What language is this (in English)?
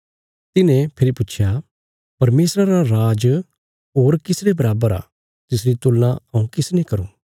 Bilaspuri